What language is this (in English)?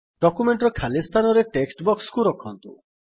Odia